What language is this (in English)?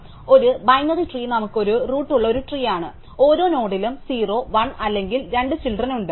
Malayalam